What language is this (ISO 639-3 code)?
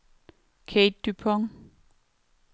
dan